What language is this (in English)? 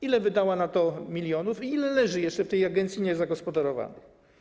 Polish